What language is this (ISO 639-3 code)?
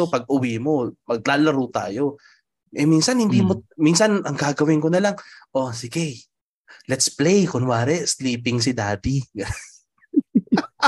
fil